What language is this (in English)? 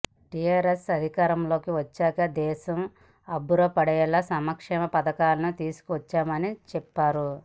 Telugu